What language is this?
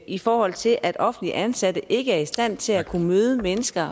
Danish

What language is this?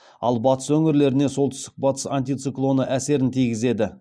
Kazakh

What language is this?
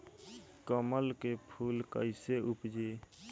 Bhojpuri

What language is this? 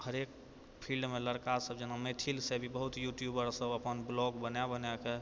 Maithili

